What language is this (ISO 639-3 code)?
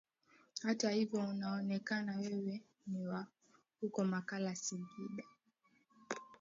swa